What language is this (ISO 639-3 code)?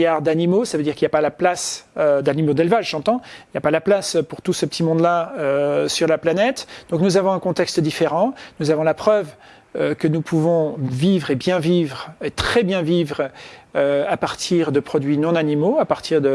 fra